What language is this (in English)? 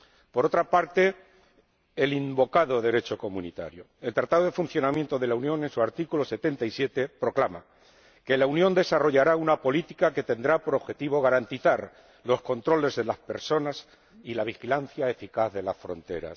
Spanish